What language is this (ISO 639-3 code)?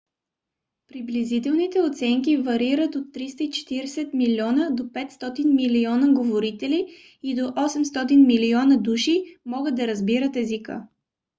bul